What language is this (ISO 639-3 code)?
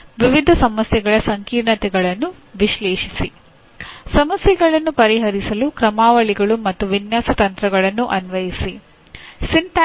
kan